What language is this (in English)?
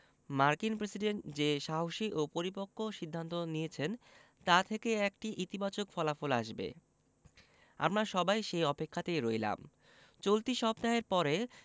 Bangla